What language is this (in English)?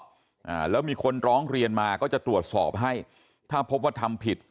Thai